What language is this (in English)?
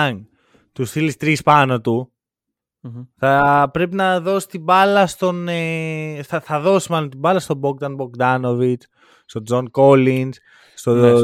Greek